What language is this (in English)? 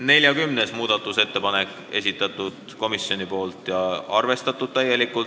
Estonian